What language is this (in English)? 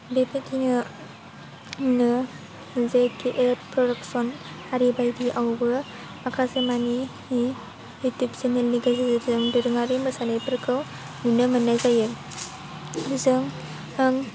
Bodo